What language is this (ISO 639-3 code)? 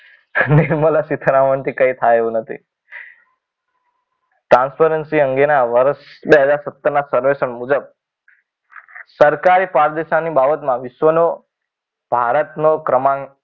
guj